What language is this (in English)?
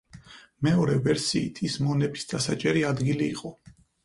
Georgian